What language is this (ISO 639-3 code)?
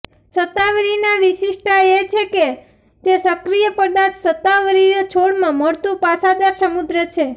guj